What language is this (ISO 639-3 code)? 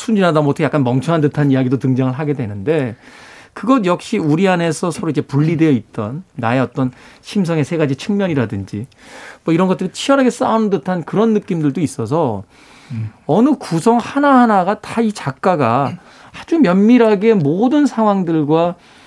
kor